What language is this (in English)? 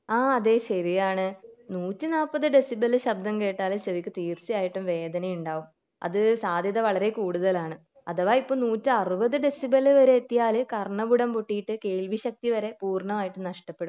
Malayalam